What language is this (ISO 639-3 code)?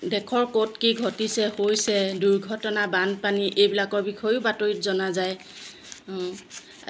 asm